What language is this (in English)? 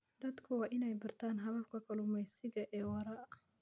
Somali